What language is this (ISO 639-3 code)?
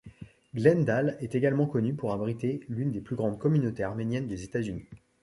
fra